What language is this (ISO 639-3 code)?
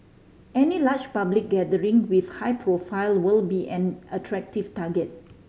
eng